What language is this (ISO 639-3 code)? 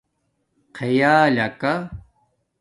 dmk